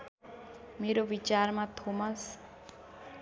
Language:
Nepali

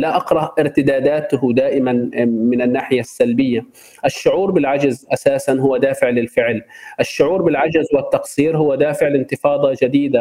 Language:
Arabic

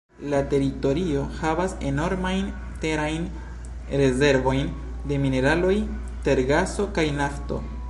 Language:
Esperanto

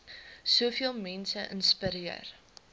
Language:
Afrikaans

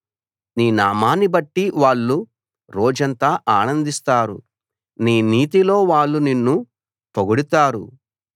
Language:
Telugu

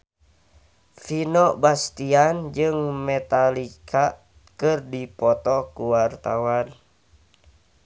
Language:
Sundanese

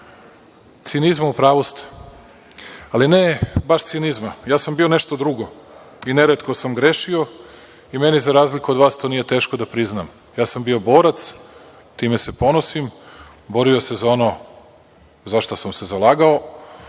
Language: Serbian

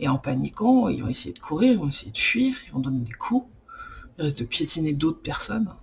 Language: French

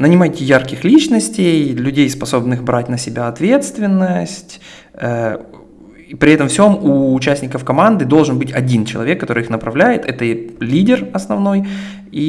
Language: Russian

